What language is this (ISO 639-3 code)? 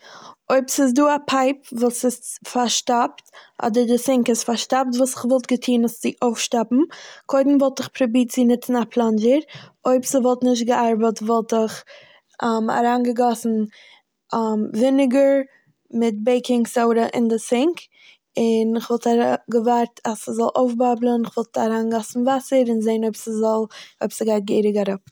yid